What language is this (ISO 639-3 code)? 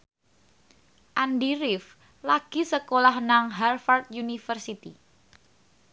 jav